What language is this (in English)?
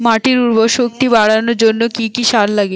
Bangla